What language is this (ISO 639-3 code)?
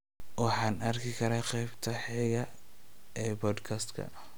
som